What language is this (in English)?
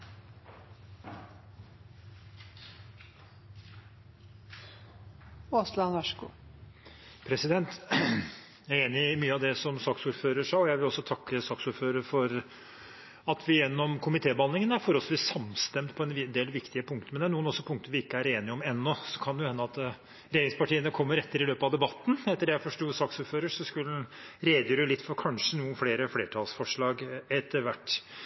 Norwegian Bokmål